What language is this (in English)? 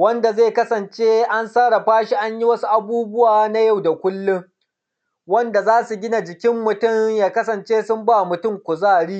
Hausa